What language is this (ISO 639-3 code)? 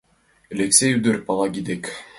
chm